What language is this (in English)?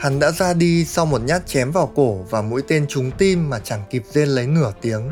Vietnamese